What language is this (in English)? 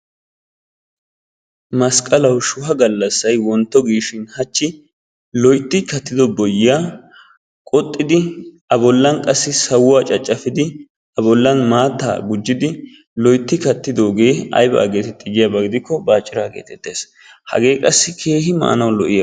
Wolaytta